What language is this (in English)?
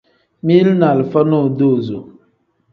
Tem